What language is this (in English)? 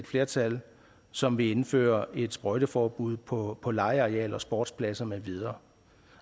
Danish